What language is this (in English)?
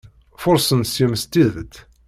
Kabyle